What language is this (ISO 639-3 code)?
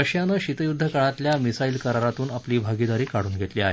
mar